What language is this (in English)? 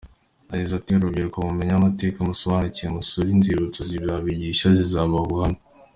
Kinyarwanda